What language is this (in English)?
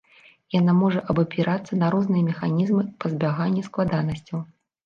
Belarusian